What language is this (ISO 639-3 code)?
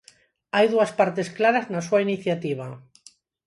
glg